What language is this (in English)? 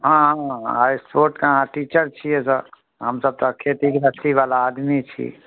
Maithili